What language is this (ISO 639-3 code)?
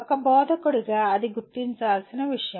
tel